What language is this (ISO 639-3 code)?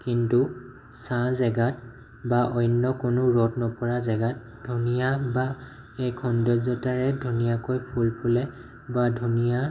asm